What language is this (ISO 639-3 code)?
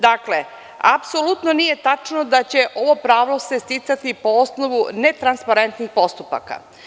srp